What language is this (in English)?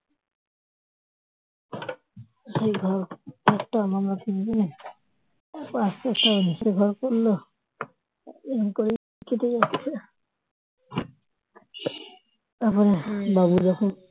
Bangla